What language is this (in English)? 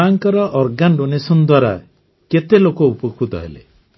Odia